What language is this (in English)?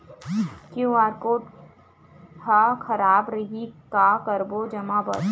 Chhattisgarhi